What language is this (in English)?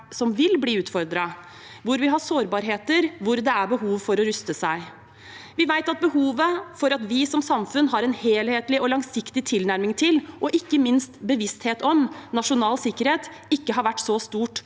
Norwegian